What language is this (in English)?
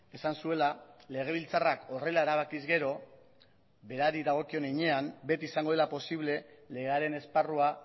Basque